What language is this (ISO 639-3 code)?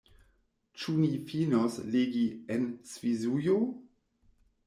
epo